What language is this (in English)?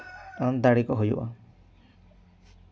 Santali